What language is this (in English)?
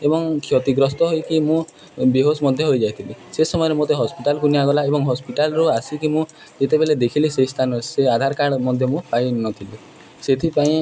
Odia